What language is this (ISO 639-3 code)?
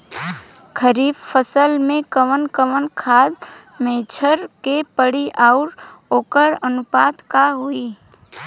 bho